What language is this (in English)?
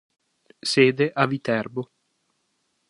Italian